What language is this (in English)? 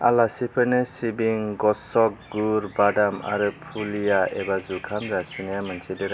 Bodo